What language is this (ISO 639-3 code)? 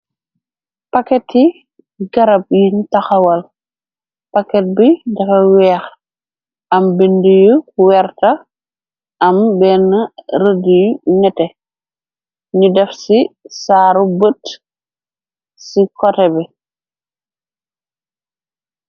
wol